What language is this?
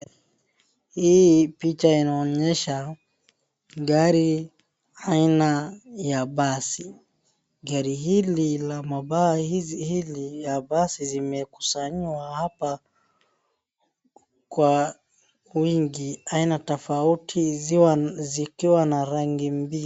Swahili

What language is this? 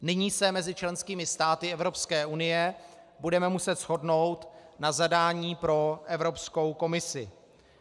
Czech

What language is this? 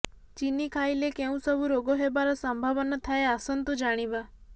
Odia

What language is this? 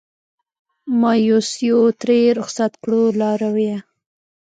Pashto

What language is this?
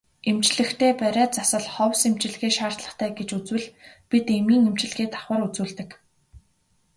Mongolian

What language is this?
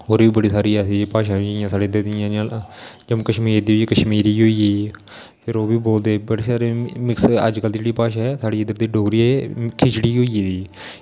Dogri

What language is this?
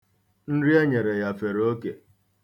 Igbo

